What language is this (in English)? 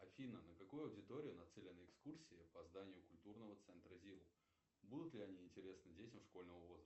Russian